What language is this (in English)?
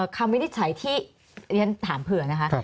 Thai